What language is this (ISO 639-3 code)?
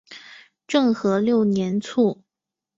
zho